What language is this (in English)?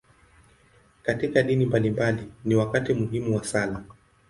Swahili